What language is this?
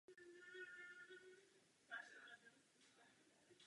Czech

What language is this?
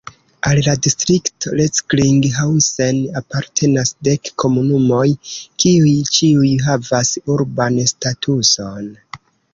Esperanto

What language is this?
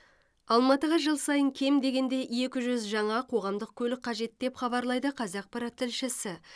Kazakh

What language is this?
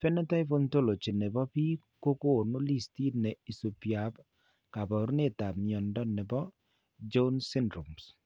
Kalenjin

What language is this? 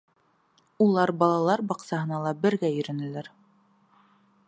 Bashkir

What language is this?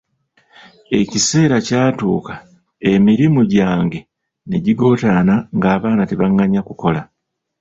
Ganda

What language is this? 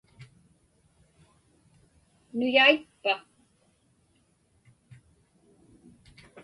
Inupiaq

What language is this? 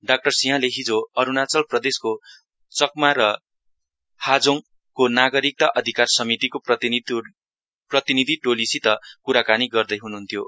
Nepali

